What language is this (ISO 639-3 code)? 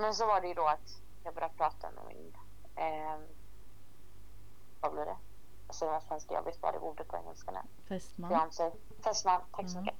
swe